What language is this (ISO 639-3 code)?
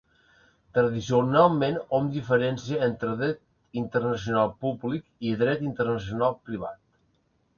cat